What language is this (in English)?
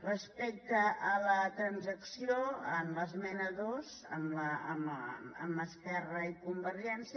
Catalan